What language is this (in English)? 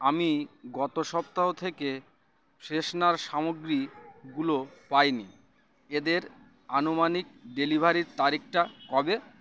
Bangla